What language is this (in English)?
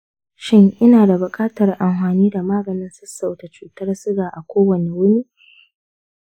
Hausa